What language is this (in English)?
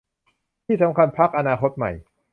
Thai